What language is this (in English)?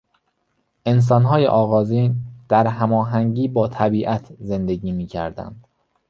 Persian